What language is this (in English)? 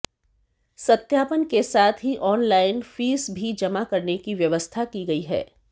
Hindi